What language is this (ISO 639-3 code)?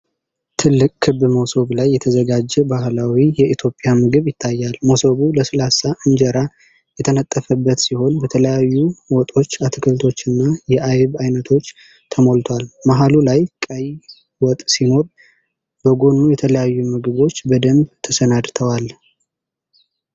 amh